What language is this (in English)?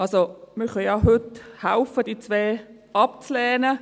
Swiss German